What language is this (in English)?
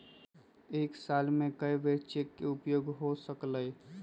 Magahi